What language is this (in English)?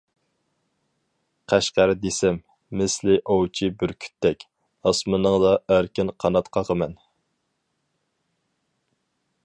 Uyghur